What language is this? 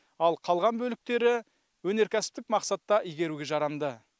Kazakh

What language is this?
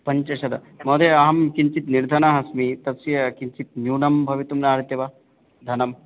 Sanskrit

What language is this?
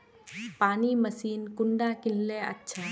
Magahi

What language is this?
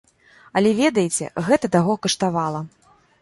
Belarusian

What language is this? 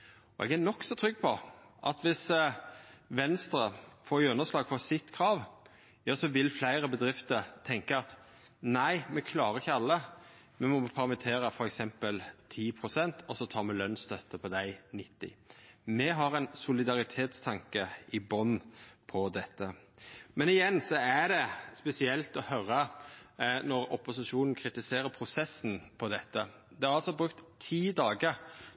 Norwegian Nynorsk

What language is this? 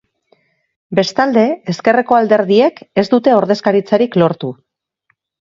Basque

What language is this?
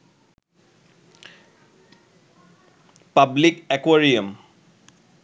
Bangla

